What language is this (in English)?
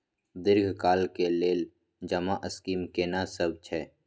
Maithili